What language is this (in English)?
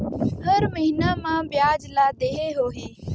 Chhattisgarhi